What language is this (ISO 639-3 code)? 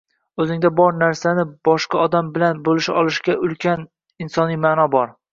uzb